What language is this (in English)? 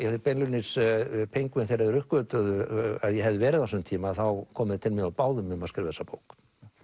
Icelandic